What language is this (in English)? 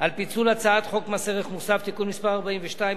Hebrew